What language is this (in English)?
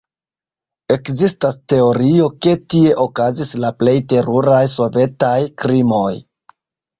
Esperanto